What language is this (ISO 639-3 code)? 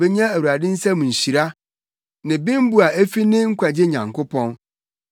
aka